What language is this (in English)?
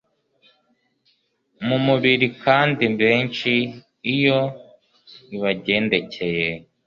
Kinyarwanda